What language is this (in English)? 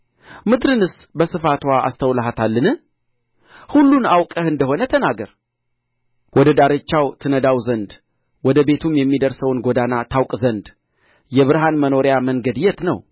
Amharic